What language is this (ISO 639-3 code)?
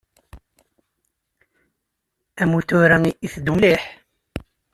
kab